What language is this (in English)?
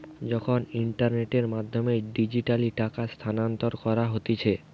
Bangla